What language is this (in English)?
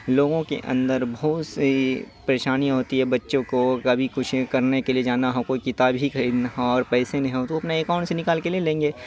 Urdu